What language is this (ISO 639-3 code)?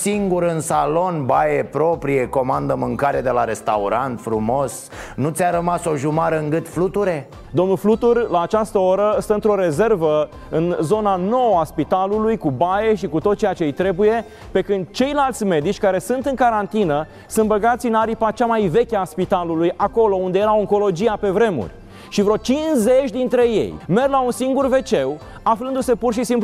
ron